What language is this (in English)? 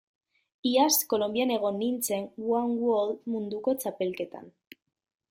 Basque